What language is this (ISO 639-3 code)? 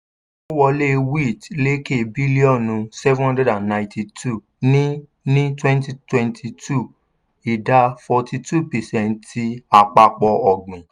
yor